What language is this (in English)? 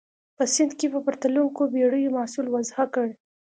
Pashto